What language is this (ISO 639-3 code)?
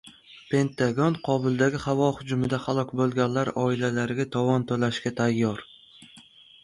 uzb